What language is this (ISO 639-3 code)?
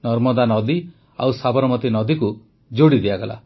ori